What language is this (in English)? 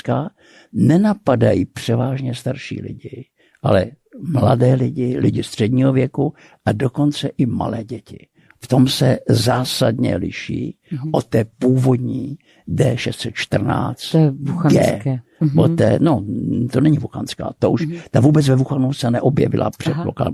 Czech